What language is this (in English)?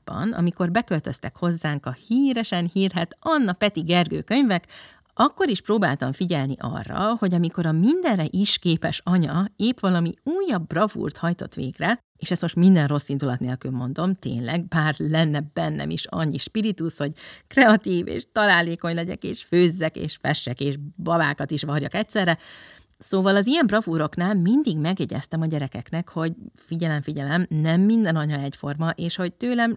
Hungarian